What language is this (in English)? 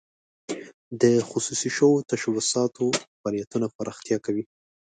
Pashto